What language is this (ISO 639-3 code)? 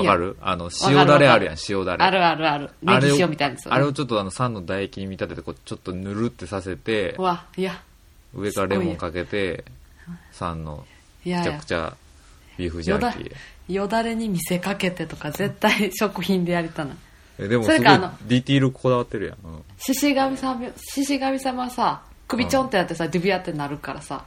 jpn